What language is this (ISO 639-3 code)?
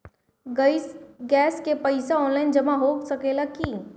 bho